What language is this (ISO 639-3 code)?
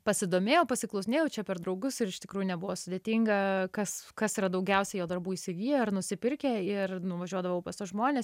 lit